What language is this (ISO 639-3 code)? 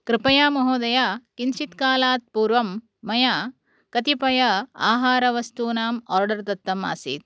san